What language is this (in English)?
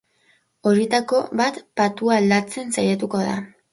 Basque